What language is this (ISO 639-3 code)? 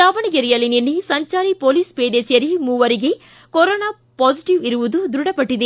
kan